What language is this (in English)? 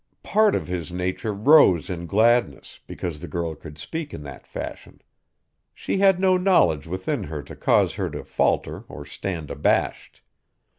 English